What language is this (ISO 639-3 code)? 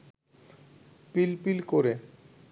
ben